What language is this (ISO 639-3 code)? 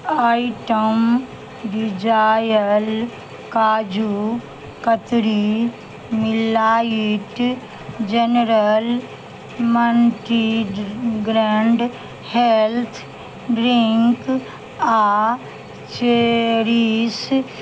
mai